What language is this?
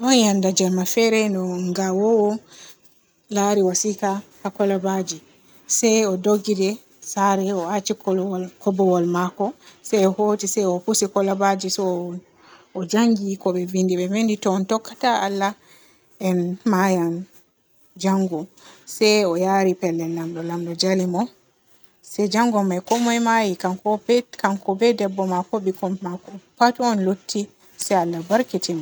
Borgu Fulfulde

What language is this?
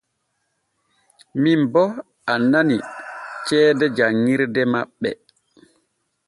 Borgu Fulfulde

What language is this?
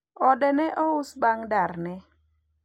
Luo (Kenya and Tanzania)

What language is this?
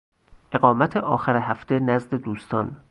Persian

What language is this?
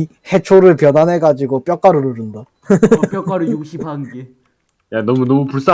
Korean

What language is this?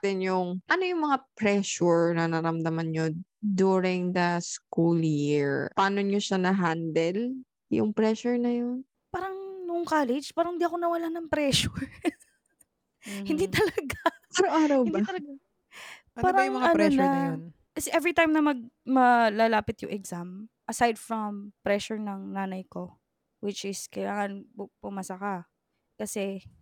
Filipino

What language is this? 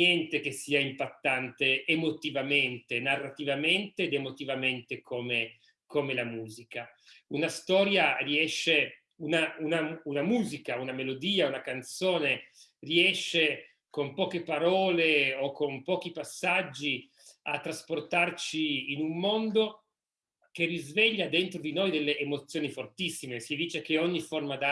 Italian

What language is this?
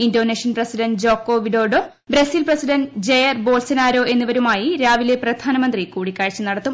Malayalam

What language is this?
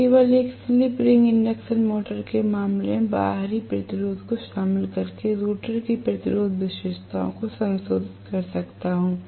Hindi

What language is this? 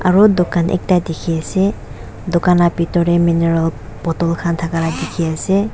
Naga Pidgin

